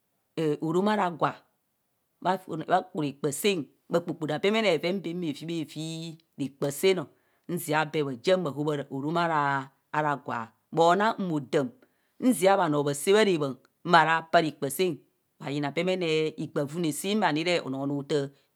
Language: Kohumono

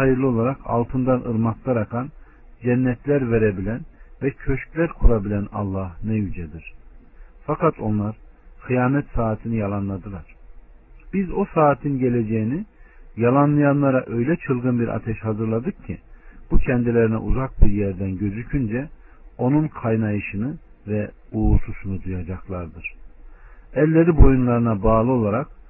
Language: Turkish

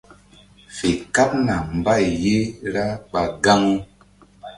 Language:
Mbum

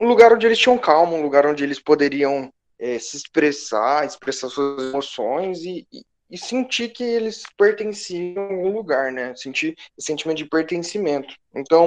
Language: Portuguese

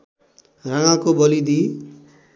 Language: Nepali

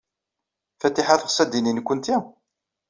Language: Kabyle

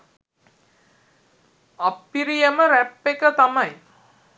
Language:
Sinhala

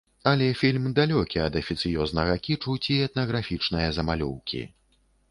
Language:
Belarusian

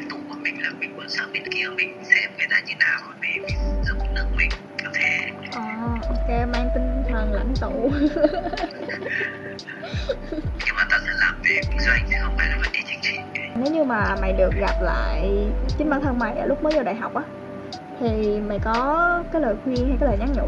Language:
Vietnamese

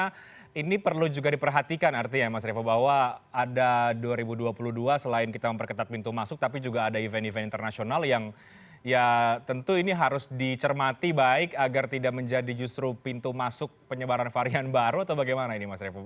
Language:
Indonesian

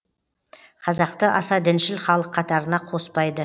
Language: Kazakh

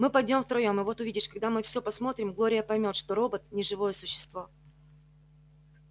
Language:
Russian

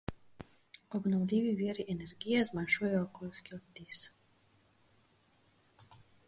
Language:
Slovenian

